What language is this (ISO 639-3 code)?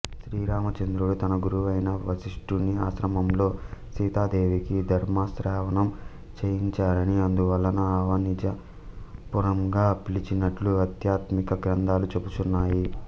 tel